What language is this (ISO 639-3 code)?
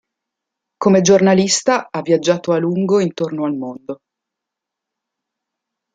ita